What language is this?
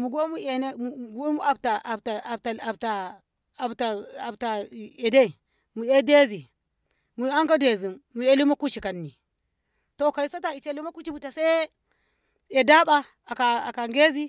Ngamo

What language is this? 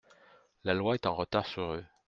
French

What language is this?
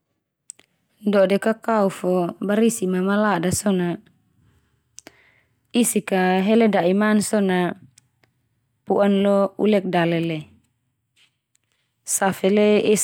Termanu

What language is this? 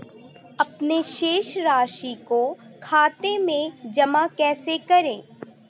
Hindi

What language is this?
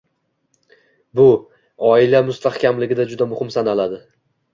Uzbek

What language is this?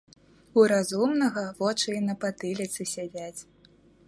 Belarusian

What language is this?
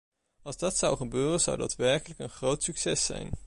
Dutch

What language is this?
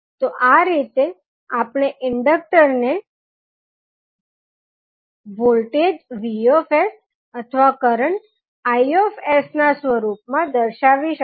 Gujarati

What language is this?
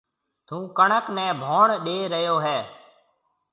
Marwari (Pakistan)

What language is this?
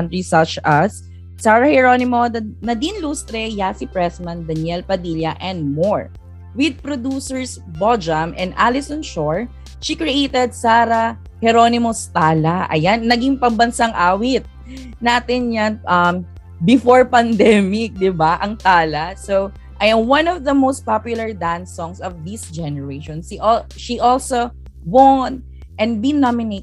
Filipino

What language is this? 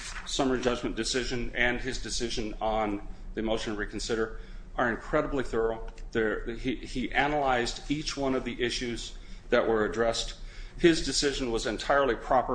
English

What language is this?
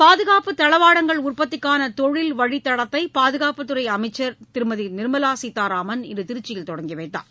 Tamil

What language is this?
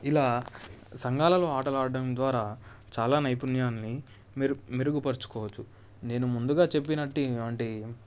Telugu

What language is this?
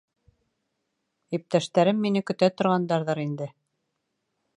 Bashkir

